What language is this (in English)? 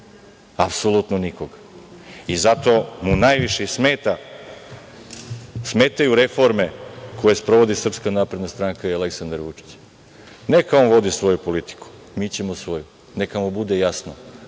Serbian